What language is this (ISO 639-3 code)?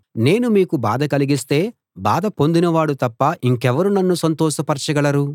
tel